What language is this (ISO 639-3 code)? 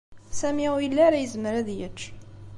kab